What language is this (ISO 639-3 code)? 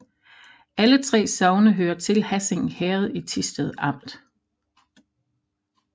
dan